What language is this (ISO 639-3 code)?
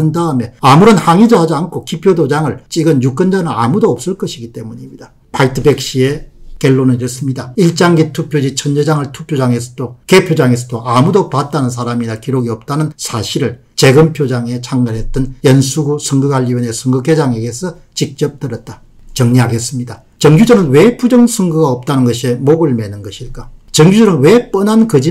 kor